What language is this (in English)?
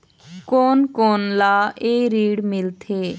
Chhattisgarhi